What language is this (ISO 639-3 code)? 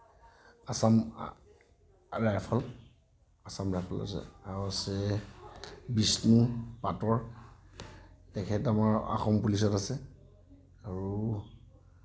asm